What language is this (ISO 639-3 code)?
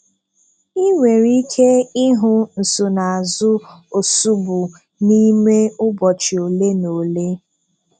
ibo